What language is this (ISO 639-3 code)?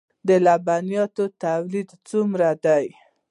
pus